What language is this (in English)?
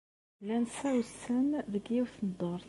Kabyle